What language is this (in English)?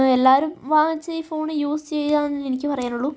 Malayalam